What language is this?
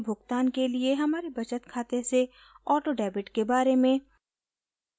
Hindi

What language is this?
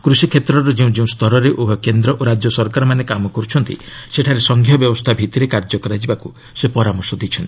Odia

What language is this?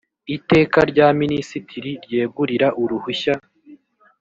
Kinyarwanda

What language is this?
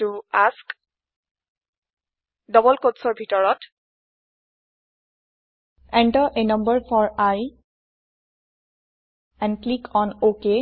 Assamese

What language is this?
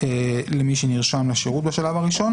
Hebrew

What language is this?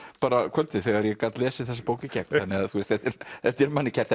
Icelandic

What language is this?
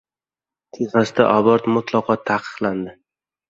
Uzbek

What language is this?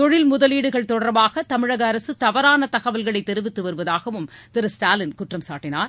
Tamil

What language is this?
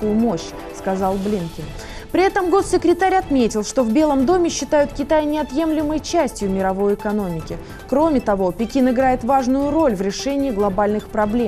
Russian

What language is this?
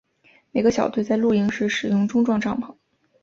Chinese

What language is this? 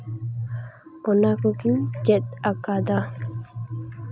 Santali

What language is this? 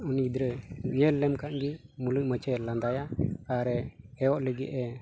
Santali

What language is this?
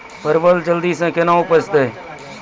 Maithili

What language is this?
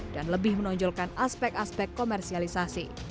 Indonesian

